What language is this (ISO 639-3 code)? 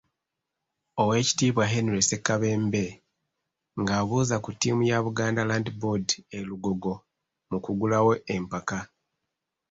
lug